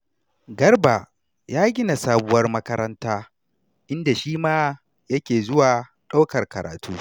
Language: Hausa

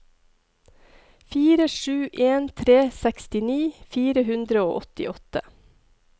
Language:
Norwegian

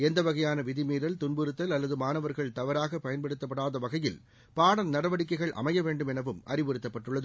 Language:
Tamil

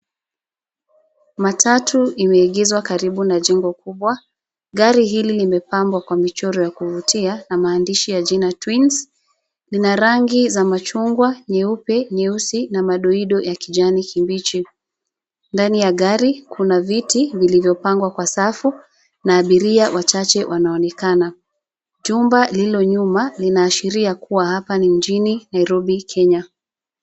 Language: Swahili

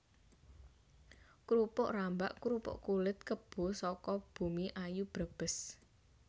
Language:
Javanese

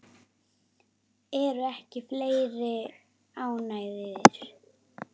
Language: Icelandic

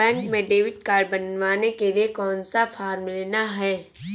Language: Hindi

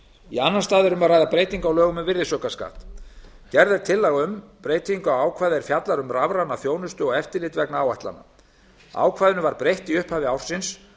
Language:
Icelandic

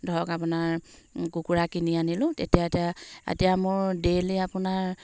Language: Assamese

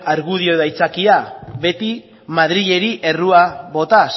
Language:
Basque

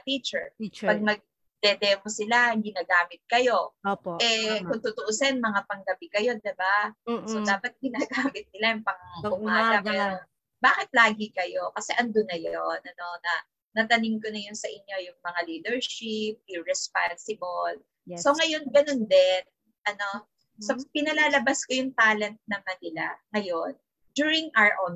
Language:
Filipino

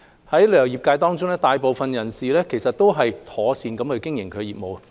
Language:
Cantonese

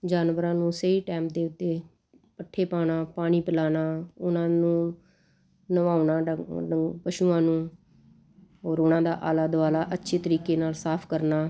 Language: Punjabi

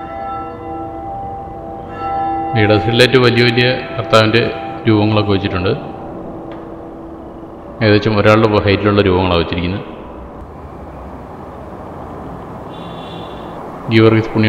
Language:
Malayalam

